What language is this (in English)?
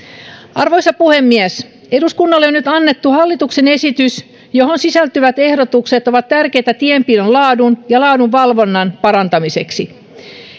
Finnish